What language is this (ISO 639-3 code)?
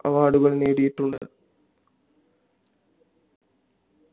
mal